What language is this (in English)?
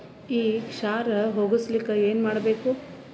Kannada